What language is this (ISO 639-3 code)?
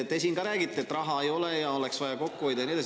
est